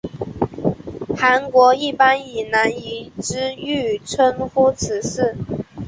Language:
Chinese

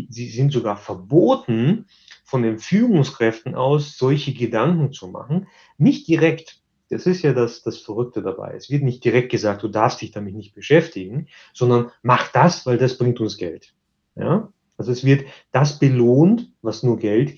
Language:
German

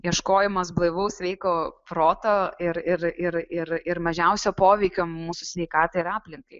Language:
Lithuanian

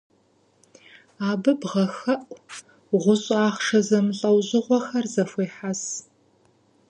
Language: Kabardian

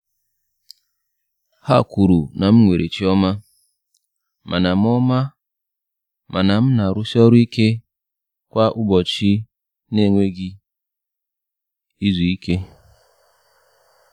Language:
Igbo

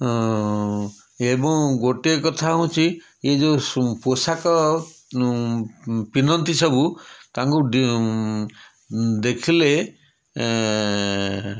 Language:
Odia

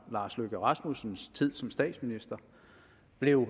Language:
Danish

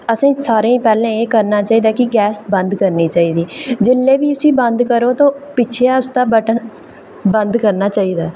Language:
Dogri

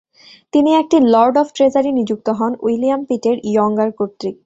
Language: Bangla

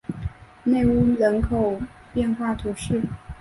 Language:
Chinese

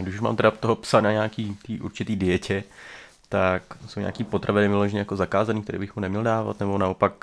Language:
Czech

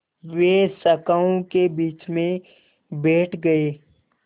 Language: Hindi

